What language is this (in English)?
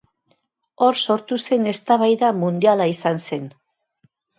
Basque